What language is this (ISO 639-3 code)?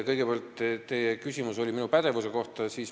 est